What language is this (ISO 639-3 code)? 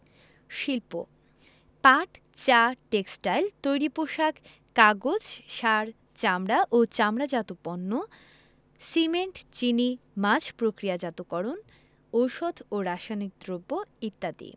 ben